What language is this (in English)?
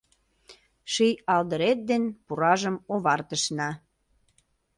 Mari